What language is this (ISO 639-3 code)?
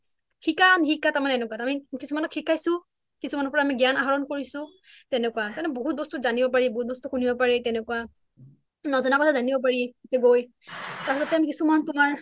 asm